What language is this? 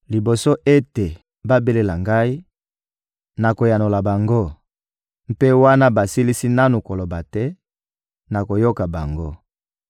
Lingala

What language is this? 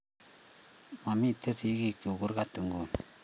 Kalenjin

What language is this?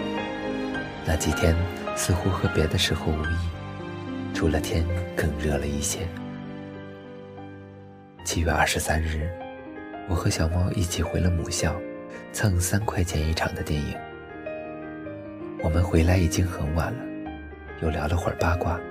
Chinese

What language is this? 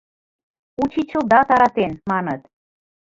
Mari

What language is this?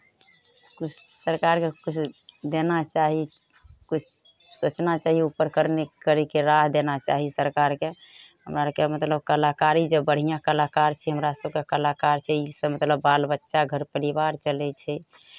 Maithili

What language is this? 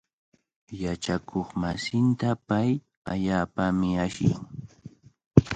Cajatambo North Lima Quechua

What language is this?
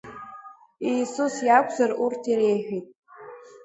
Abkhazian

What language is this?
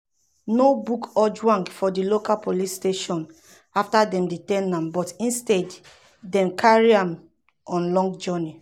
Nigerian Pidgin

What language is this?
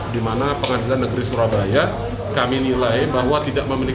Indonesian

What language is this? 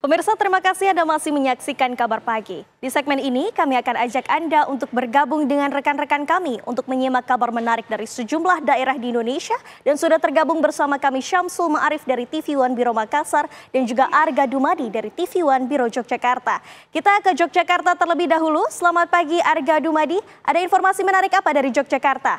Indonesian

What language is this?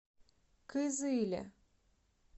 Russian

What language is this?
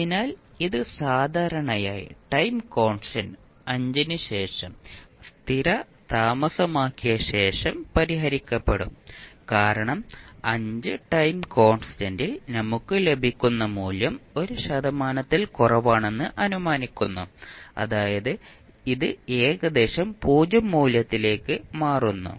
Malayalam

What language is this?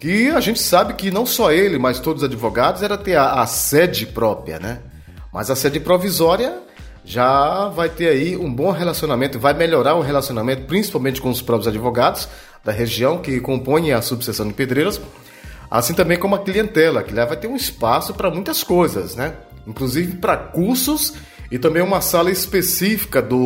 Portuguese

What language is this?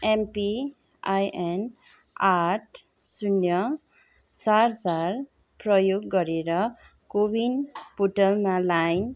Nepali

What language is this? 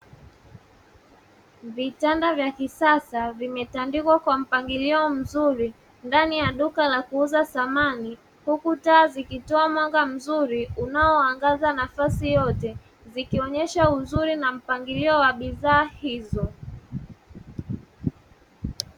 Swahili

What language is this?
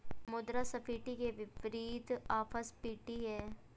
Hindi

